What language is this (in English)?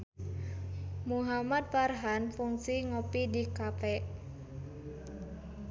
Sundanese